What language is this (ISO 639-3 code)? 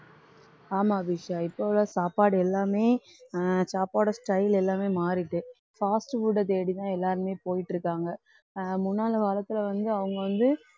tam